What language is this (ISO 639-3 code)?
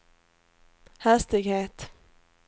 swe